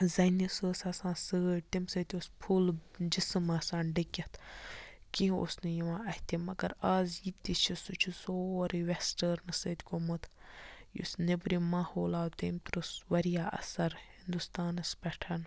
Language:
Kashmiri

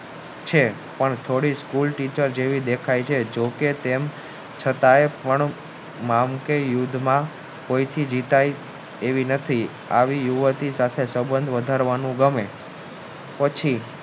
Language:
Gujarati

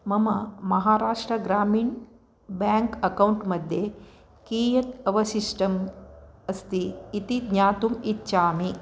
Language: Sanskrit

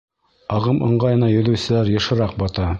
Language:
Bashkir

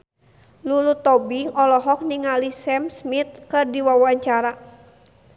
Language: Sundanese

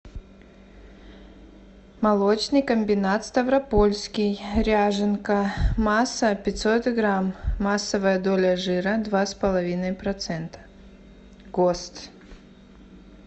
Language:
Russian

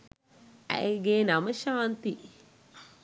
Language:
Sinhala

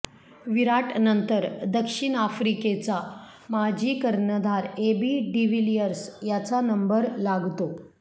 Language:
Marathi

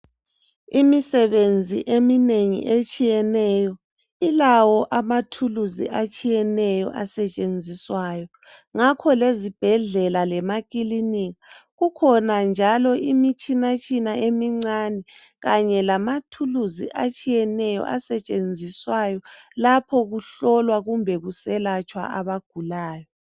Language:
North Ndebele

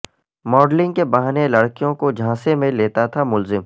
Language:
Urdu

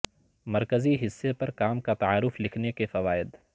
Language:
Urdu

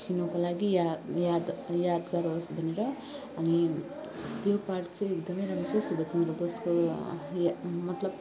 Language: Nepali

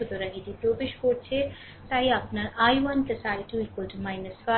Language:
Bangla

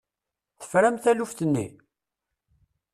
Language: Kabyle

